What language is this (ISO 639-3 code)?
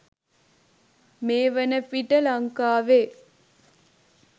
sin